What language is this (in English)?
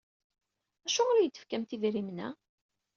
Kabyle